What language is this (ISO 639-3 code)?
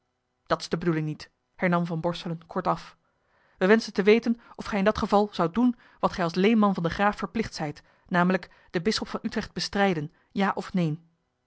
nld